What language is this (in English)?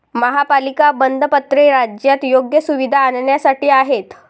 Marathi